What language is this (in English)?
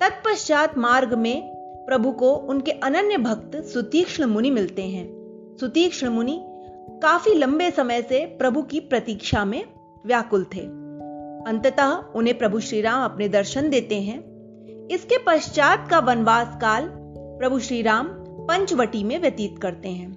Hindi